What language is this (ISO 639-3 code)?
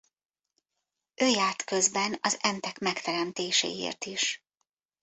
hun